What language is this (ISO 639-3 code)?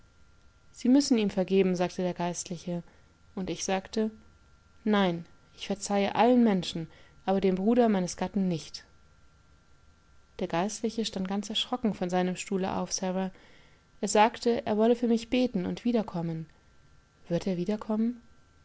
deu